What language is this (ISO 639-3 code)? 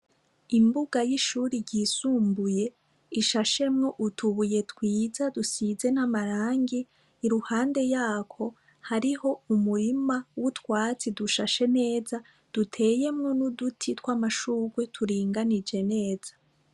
run